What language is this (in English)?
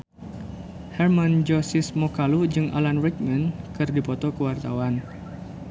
Sundanese